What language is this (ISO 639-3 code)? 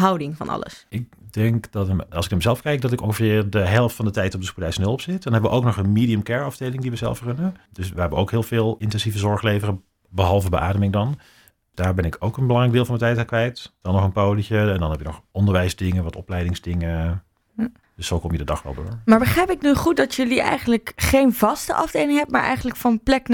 nld